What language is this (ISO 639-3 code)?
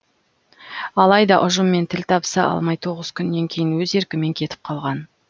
kaz